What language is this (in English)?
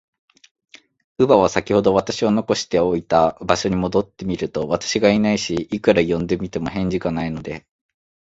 Japanese